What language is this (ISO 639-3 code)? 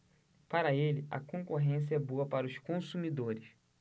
por